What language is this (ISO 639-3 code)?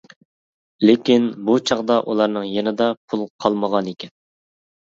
uig